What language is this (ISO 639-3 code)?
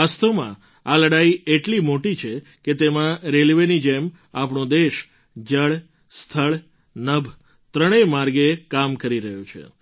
guj